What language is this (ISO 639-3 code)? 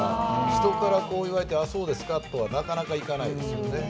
jpn